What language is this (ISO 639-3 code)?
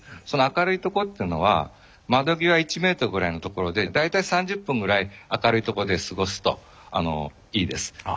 jpn